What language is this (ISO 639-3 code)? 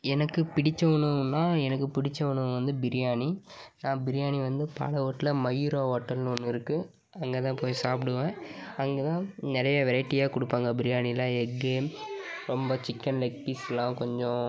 tam